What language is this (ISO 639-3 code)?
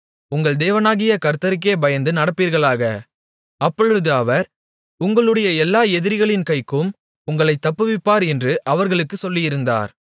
tam